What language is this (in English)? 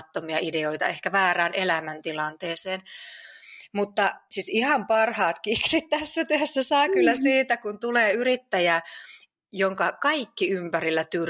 Finnish